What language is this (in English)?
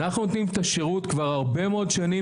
Hebrew